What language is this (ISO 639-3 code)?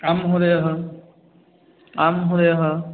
san